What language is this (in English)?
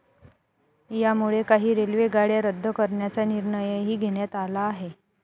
Marathi